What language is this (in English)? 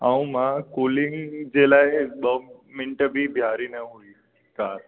Sindhi